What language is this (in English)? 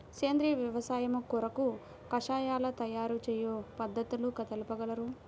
Telugu